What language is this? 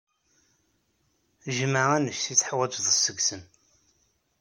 Kabyle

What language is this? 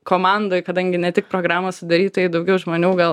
Lithuanian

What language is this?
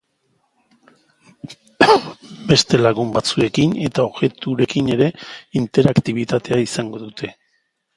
Basque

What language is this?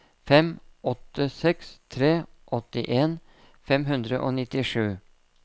Norwegian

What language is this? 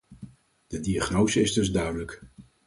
Dutch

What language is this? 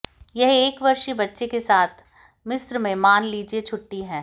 Hindi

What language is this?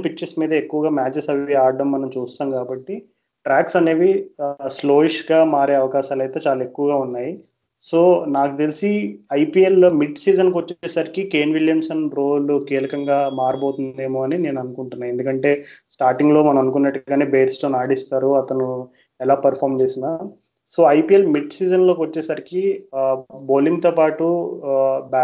Telugu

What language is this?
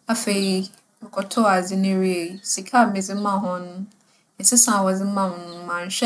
Akan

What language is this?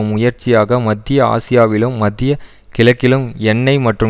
Tamil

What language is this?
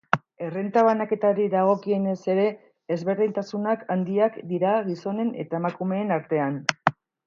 Basque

